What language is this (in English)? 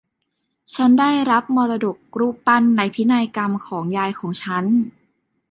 Thai